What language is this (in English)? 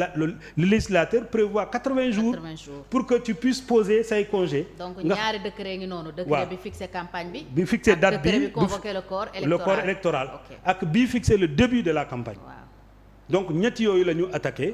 French